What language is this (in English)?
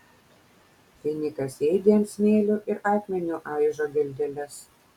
Lithuanian